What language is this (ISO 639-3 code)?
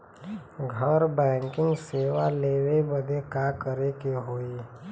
bho